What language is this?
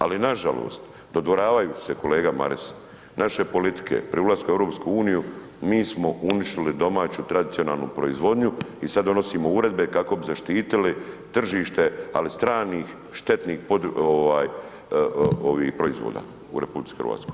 Croatian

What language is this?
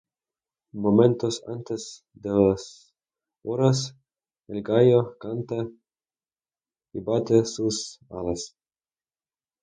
Spanish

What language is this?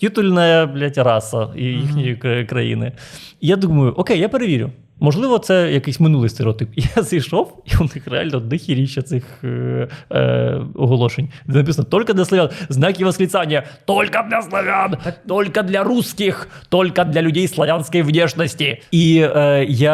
Ukrainian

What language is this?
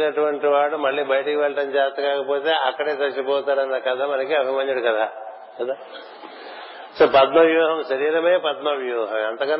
Telugu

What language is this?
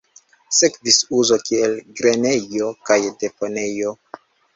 Esperanto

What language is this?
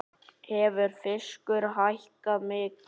Icelandic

